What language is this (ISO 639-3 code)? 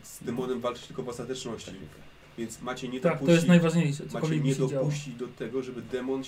pol